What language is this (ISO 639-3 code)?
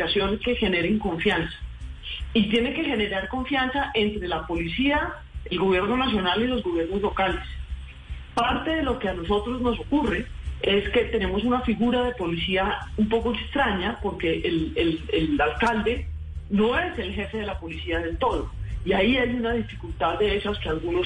spa